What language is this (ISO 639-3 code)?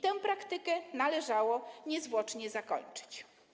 pol